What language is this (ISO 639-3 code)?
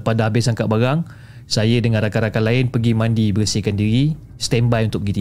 msa